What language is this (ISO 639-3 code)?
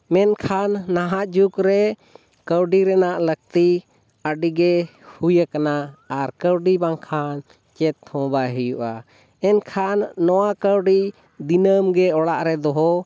sat